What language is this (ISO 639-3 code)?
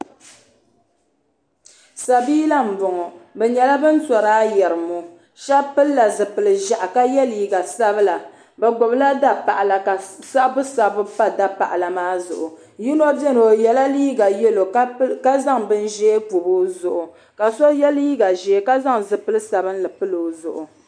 dag